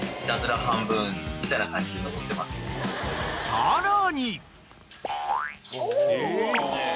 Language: Japanese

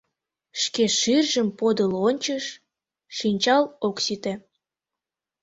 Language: Mari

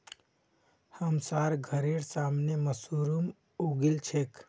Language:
Magahi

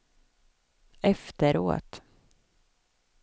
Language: Swedish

